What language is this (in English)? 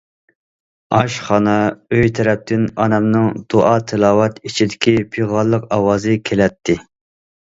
Uyghur